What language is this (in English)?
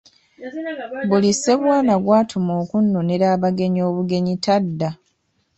Ganda